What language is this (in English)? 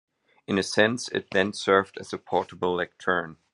English